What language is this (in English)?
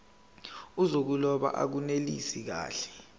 Zulu